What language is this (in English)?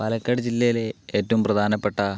Malayalam